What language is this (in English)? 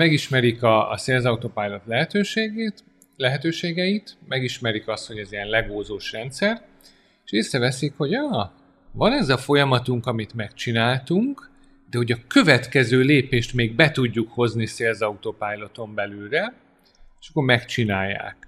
Hungarian